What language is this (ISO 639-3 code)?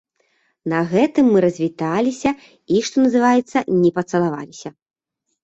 bel